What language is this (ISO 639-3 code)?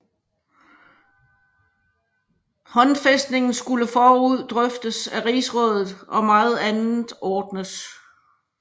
dan